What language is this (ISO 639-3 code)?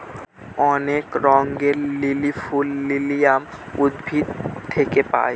ben